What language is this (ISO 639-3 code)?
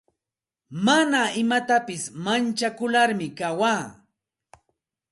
qxt